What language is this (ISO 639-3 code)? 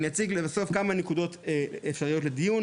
heb